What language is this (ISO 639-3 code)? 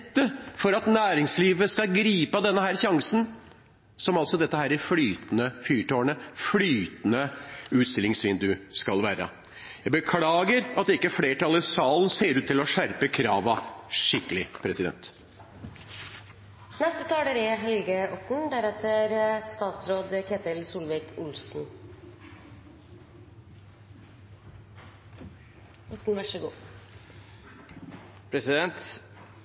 nob